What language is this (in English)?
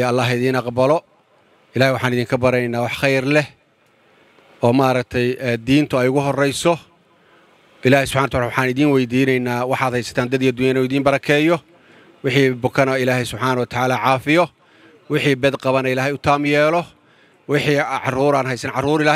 Arabic